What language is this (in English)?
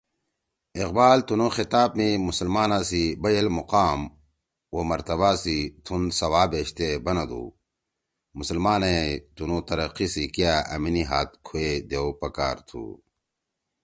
Torwali